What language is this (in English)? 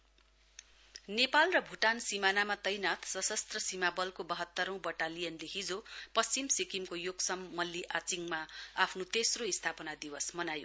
Nepali